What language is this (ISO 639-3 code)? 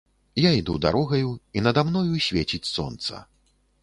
bel